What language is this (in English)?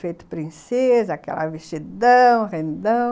Portuguese